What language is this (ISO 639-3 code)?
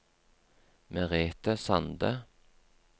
nor